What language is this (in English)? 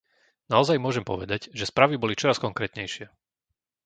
Slovak